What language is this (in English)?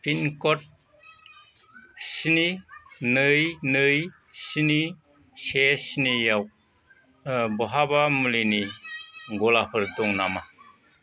Bodo